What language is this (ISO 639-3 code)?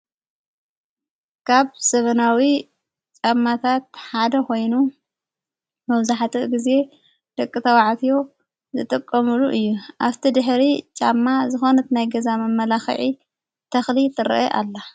tir